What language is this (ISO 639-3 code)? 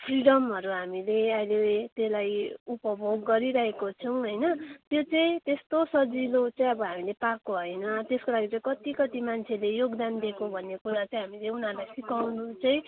nep